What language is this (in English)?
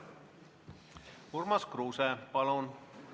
Estonian